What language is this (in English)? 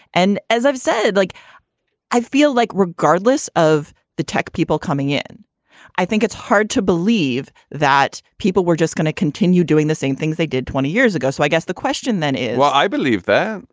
English